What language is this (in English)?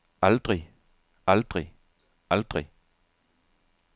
Danish